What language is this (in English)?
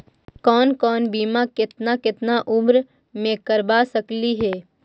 Magahi